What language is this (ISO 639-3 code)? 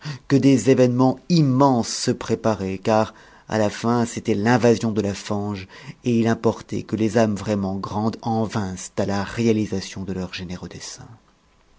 fra